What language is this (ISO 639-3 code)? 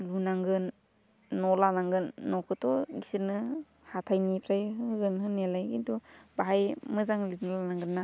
brx